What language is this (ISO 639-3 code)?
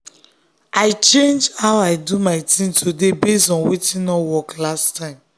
pcm